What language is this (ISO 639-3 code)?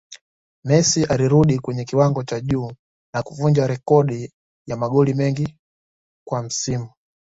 swa